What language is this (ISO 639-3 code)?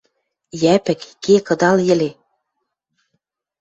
mrj